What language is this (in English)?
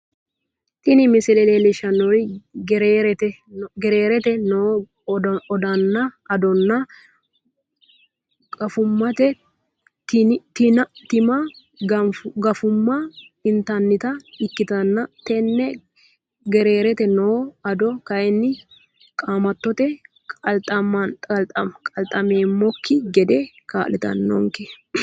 Sidamo